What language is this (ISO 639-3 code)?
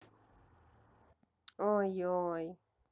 rus